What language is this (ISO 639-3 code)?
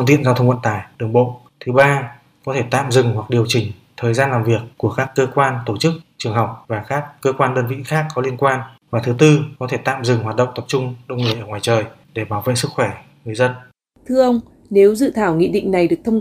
vie